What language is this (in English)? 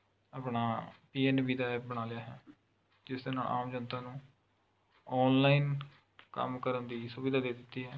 Punjabi